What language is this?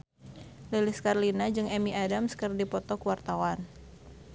Sundanese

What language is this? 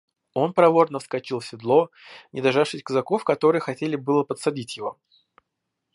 Russian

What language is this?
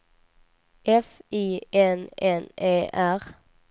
Swedish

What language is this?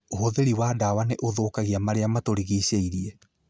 Kikuyu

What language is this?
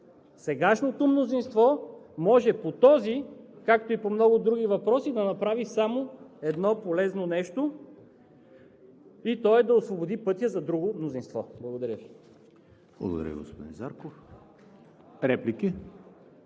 Bulgarian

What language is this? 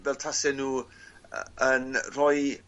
Welsh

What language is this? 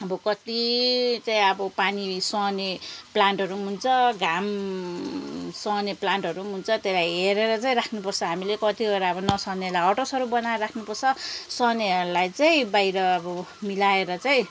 Nepali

